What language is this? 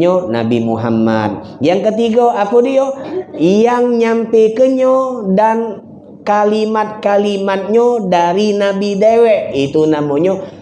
Indonesian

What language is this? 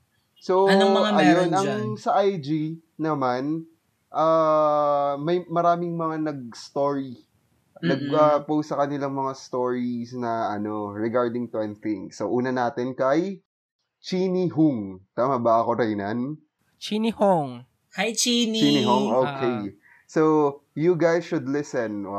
Filipino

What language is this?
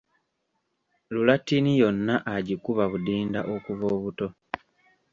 Ganda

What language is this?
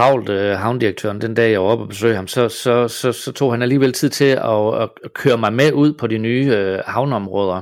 Danish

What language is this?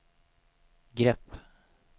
Swedish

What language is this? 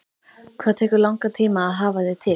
Icelandic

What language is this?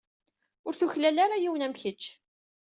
Kabyle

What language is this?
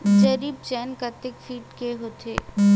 Chhattisgarhi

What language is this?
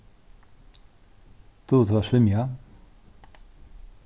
Faroese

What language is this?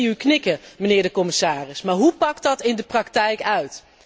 Dutch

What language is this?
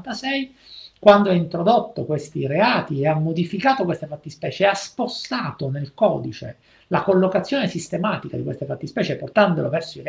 Italian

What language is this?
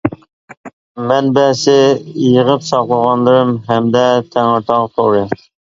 Uyghur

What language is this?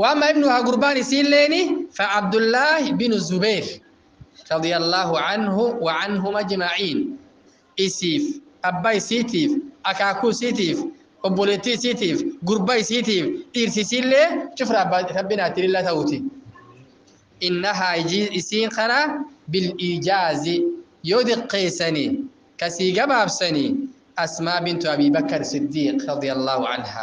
Arabic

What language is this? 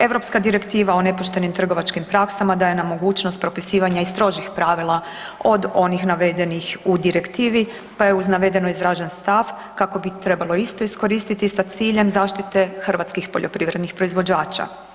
Croatian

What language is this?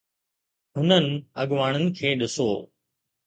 Sindhi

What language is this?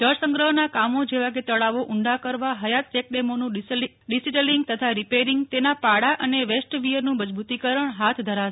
Gujarati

